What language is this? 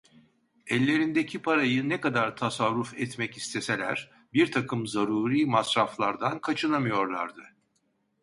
Turkish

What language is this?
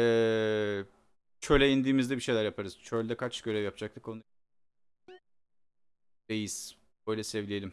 Turkish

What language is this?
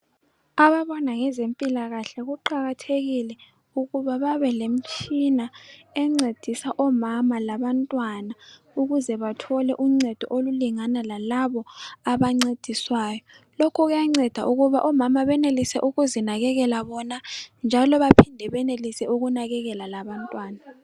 North Ndebele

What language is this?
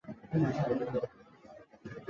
Chinese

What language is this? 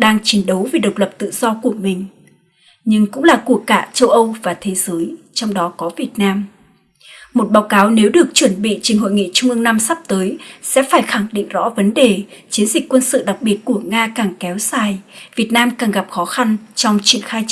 Vietnamese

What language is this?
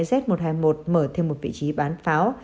Vietnamese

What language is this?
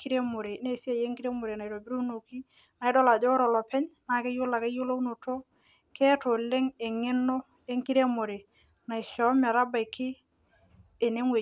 Masai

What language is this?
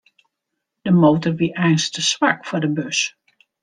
Western Frisian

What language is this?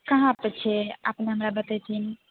Maithili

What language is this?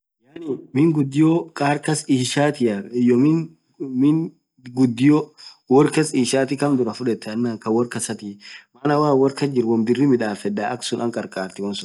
Orma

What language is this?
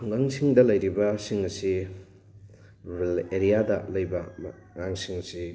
Manipuri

